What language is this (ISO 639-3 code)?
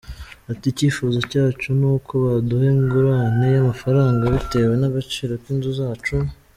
kin